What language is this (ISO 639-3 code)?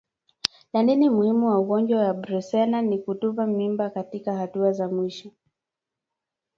swa